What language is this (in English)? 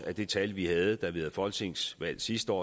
Danish